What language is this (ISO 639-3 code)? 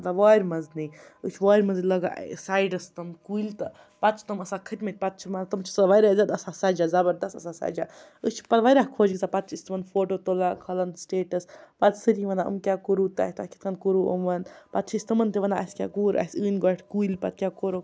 kas